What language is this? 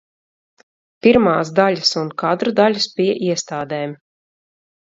Latvian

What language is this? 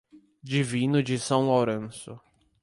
Portuguese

